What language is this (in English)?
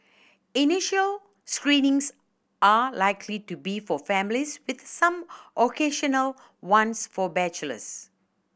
English